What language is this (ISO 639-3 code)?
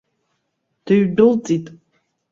abk